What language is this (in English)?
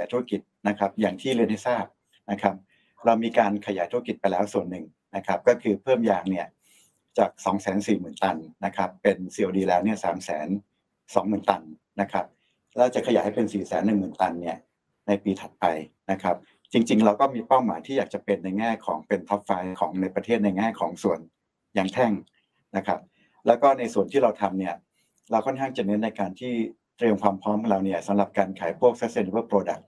Thai